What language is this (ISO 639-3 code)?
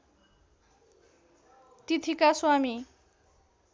nep